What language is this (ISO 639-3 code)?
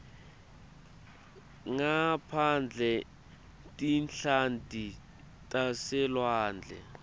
ssw